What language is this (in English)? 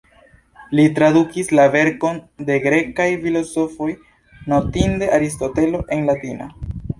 Esperanto